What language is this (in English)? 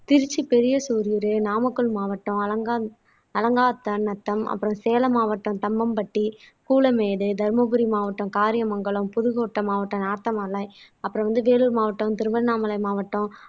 Tamil